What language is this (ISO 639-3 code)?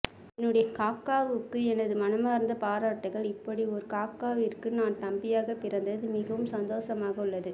tam